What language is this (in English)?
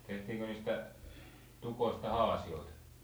Finnish